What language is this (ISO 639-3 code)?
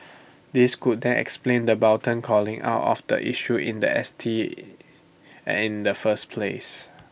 eng